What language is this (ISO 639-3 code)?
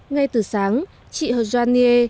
vie